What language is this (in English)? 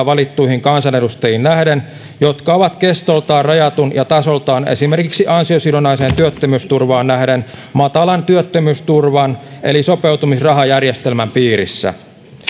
Finnish